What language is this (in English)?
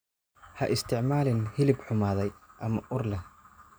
Somali